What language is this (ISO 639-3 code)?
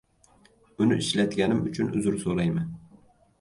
uzb